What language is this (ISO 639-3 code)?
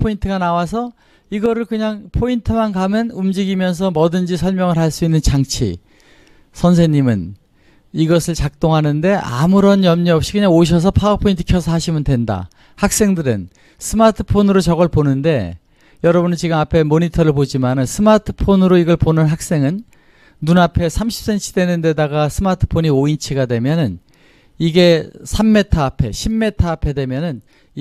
kor